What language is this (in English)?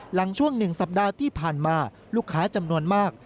Thai